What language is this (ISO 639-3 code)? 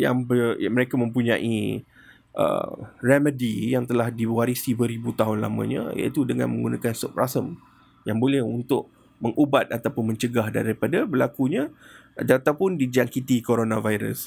msa